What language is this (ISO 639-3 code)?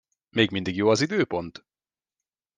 hun